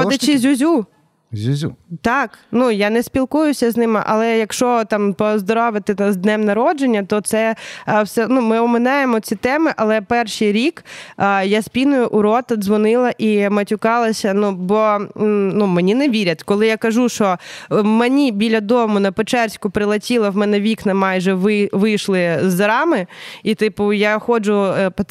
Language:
Ukrainian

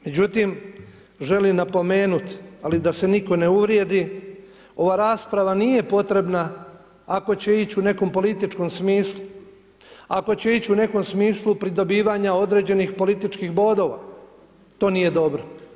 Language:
Croatian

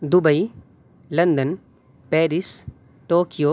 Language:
Urdu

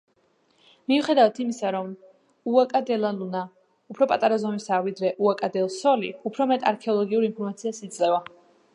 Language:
Georgian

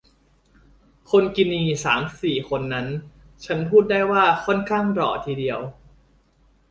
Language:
Thai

